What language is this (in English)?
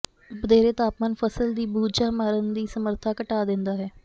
Punjabi